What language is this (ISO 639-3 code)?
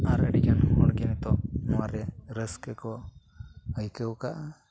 sat